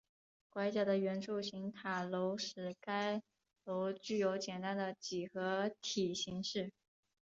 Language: Chinese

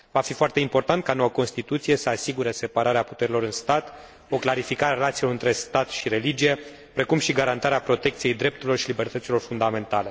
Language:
Romanian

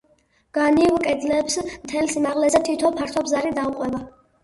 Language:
Georgian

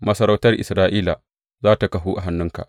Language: Hausa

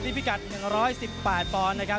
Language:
Thai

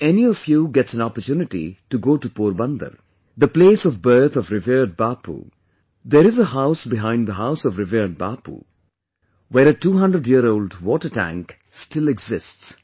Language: English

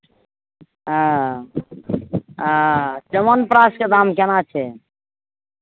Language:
Maithili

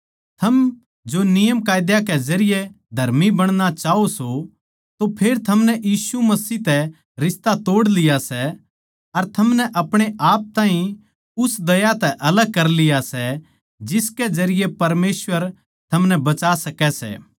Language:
Haryanvi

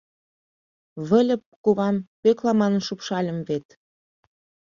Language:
Mari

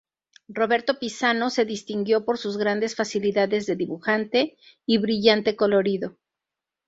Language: Spanish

